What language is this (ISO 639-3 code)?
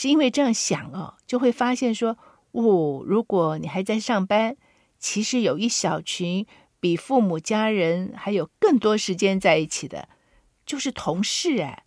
zho